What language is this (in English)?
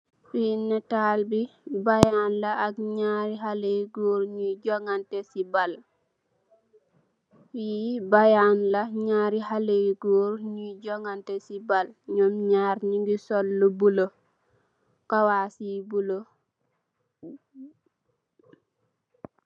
Wolof